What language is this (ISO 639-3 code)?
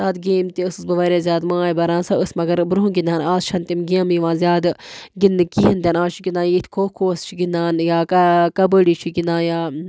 kas